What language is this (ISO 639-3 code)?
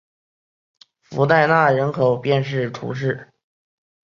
zho